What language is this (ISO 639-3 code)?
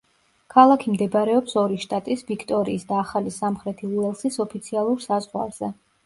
kat